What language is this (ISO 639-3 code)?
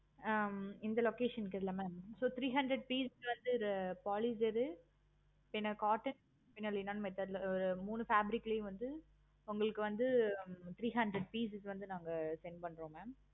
tam